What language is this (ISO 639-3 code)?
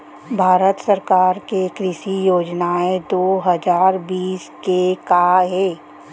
hne